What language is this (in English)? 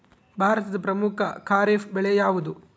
Kannada